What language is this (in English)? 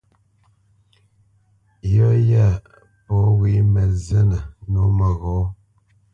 Bamenyam